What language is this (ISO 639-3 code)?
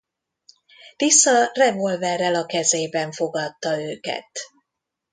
hun